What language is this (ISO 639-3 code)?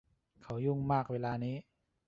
tha